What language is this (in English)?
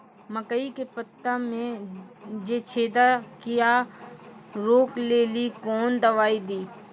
Maithili